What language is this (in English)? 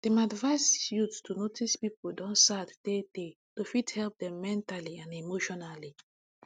Nigerian Pidgin